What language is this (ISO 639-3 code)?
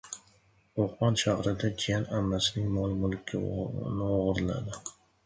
uzb